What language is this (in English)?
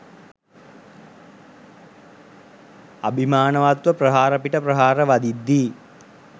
Sinhala